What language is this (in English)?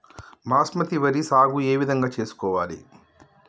Telugu